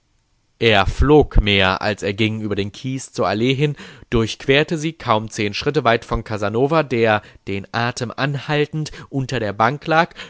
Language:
German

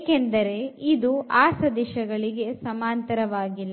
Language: Kannada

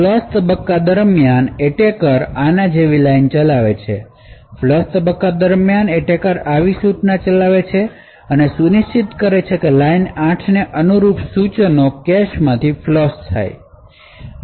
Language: Gujarati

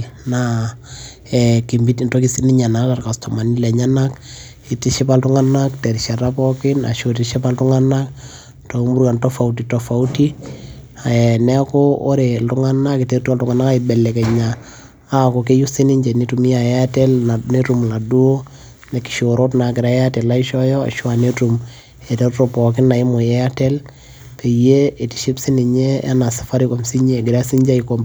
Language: Masai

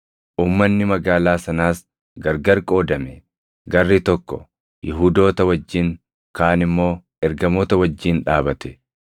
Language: Oromo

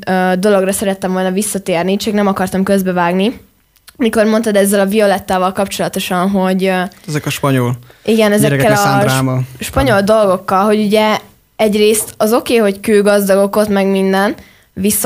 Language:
Hungarian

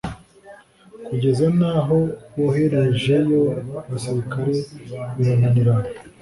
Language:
Kinyarwanda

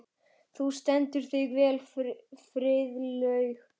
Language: Icelandic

